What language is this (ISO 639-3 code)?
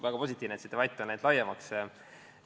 est